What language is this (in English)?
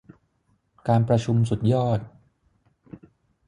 Thai